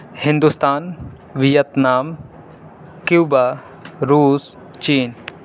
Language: Urdu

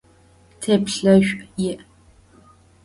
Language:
Adyghe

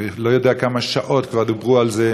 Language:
Hebrew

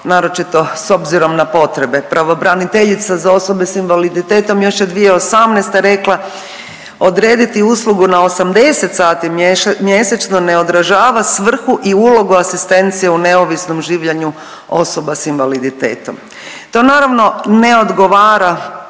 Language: Croatian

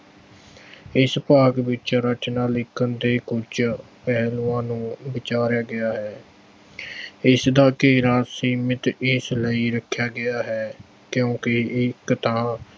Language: Punjabi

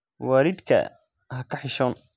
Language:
Somali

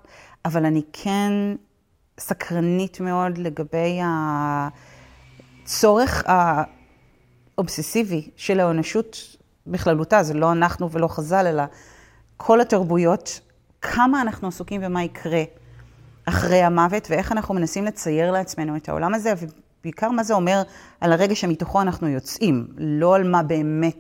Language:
Hebrew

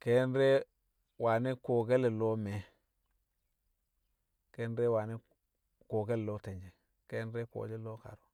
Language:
Kamo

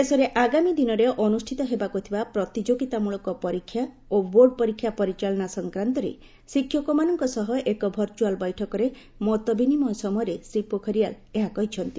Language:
Odia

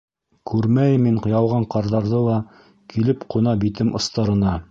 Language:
Bashkir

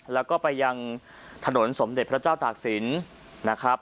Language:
Thai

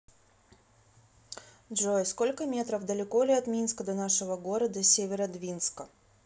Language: Russian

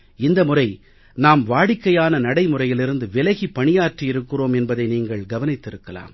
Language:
Tamil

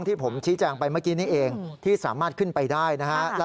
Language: Thai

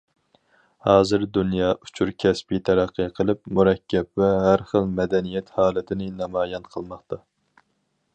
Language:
Uyghur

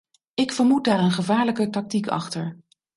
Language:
Dutch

